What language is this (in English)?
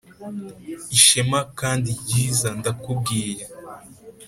Kinyarwanda